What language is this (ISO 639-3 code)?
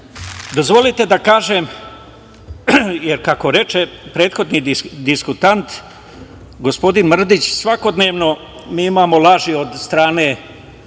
srp